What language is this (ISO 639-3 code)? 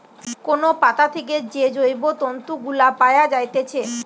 ben